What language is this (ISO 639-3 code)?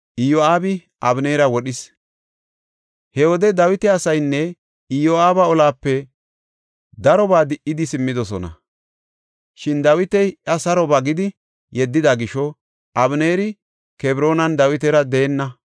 gof